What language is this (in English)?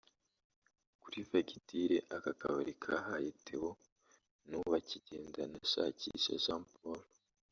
Kinyarwanda